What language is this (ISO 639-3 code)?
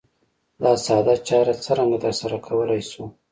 pus